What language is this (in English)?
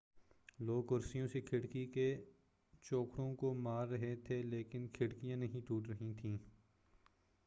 Urdu